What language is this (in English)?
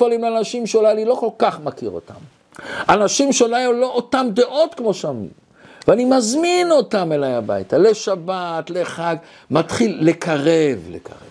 Hebrew